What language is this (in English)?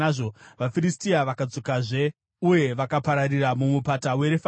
Shona